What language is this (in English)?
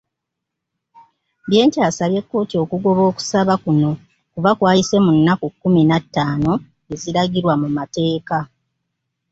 Ganda